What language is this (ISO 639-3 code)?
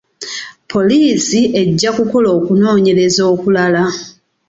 lug